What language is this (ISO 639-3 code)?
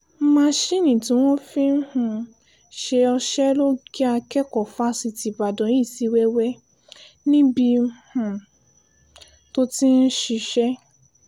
yor